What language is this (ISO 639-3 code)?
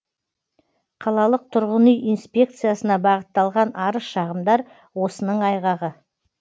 kaz